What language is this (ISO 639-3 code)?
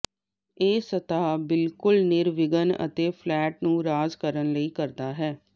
pan